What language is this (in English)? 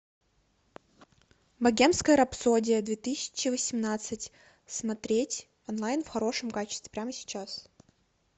Russian